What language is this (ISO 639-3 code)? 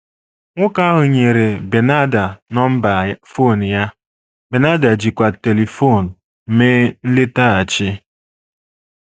ibo